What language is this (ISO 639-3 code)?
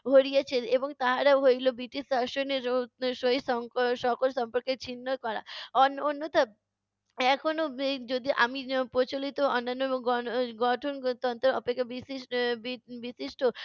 ben